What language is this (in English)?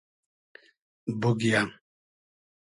Hazaragi